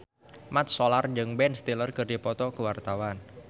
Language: Sundanese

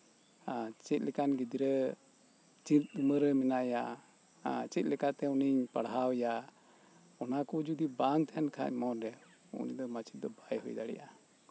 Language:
Santali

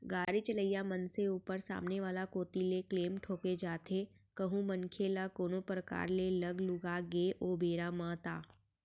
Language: Chhattisgarhi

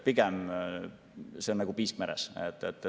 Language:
Estonian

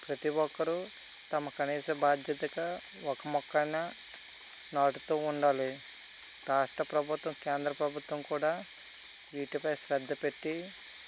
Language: Telugu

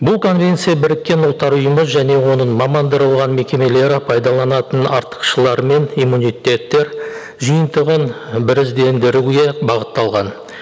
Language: Kazakh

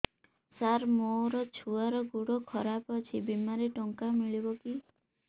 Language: Odia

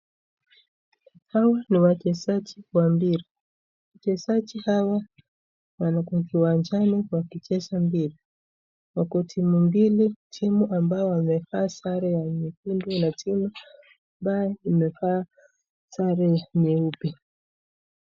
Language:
Swahili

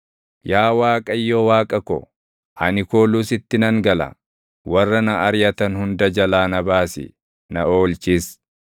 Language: Oromo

